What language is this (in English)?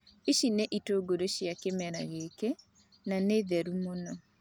Kikuyu